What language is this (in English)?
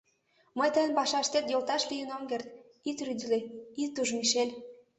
Mari